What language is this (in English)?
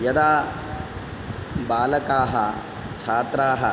Sanskrit